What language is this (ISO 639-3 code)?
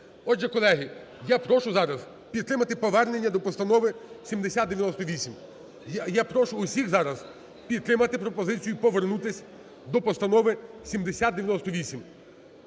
ukr